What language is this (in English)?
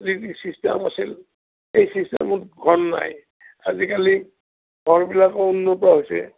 Assamese